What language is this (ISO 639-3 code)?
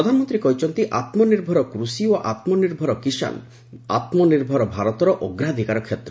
ori